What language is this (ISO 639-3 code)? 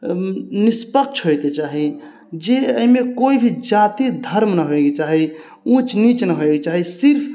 mai